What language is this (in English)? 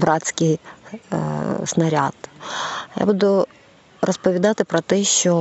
Ukrainian